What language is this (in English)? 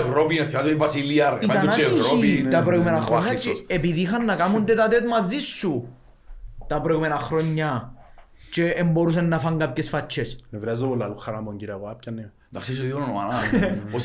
Greek